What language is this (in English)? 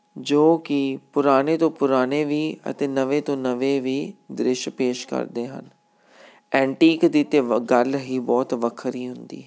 Punjabi